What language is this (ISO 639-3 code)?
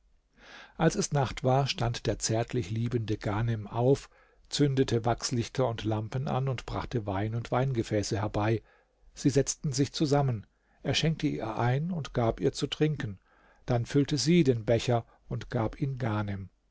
deu